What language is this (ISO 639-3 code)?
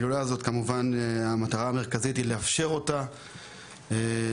heb